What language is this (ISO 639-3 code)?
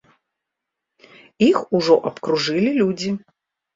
bel